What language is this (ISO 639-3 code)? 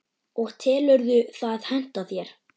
isl